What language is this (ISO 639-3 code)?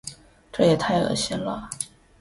zho